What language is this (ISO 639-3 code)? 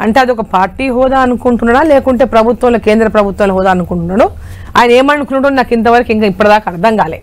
tel